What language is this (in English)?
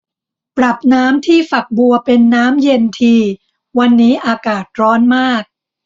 Thai